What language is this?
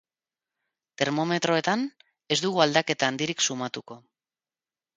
Basque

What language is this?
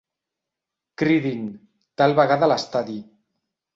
Catalan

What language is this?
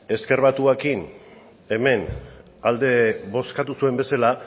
Basque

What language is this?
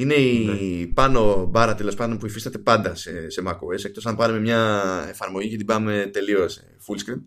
Greek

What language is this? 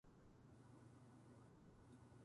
Japanese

